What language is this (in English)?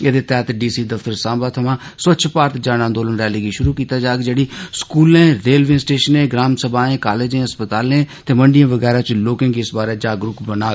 Dogri